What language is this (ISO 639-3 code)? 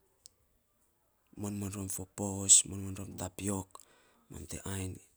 sps